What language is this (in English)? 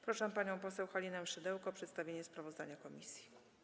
Polish